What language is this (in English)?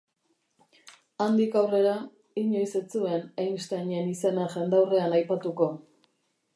Basque